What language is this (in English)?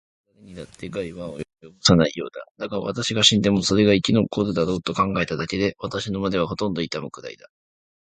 Japanese